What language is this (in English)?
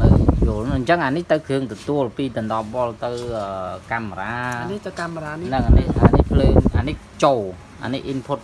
Vietnamese